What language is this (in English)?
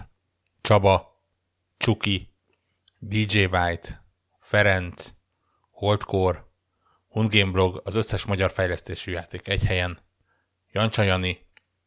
Hungarian